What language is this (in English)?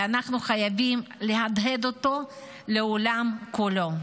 Hebrew